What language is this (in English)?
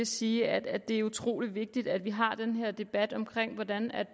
Danish